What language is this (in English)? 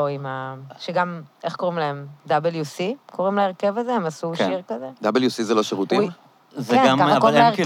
Hebrew